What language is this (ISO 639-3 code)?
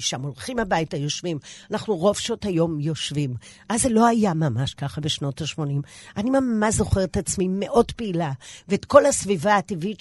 heb